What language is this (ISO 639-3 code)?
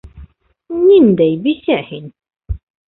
bak